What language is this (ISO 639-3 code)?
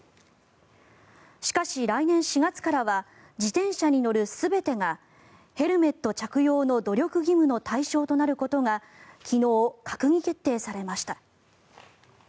jpn